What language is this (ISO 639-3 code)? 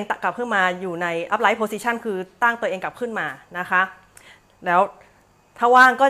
tha